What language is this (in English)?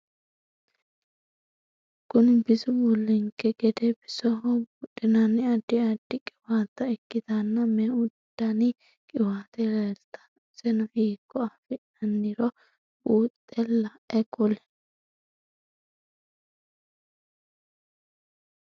Sidamo